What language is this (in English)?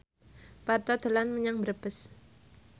Javanese